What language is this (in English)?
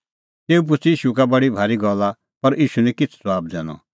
Kullu Pahari